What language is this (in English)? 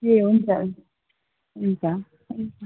Nepali